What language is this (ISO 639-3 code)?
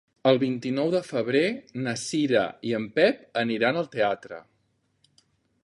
cat